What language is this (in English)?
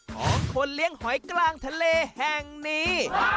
Thai